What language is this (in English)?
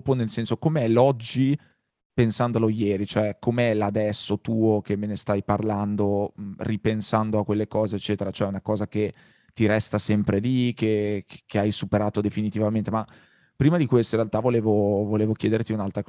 Italian